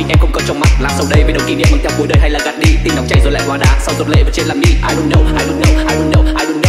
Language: Vietnamese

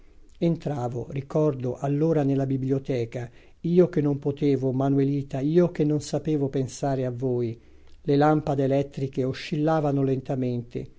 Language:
Italian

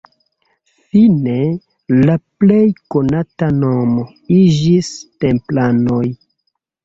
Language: Esperanto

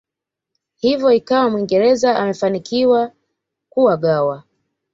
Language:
Swahili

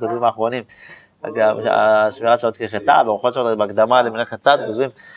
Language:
Hebrew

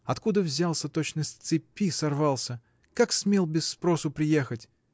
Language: Russian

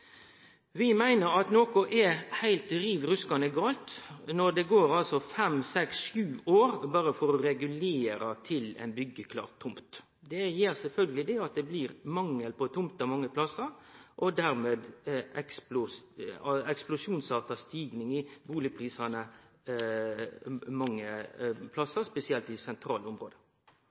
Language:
Norwegian Nynorsk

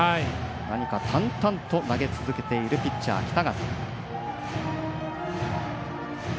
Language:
Japanese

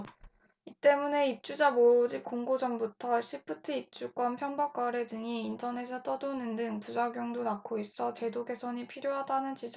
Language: Korean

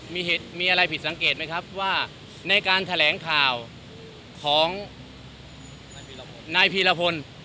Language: Thai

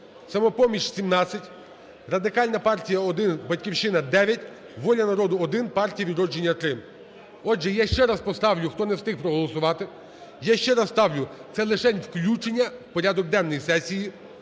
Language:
Ukrainian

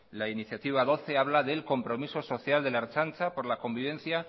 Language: Spanish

